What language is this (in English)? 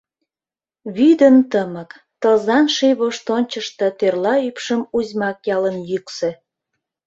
Mari